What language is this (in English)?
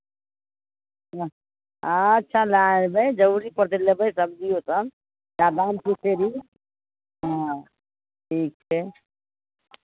Maithili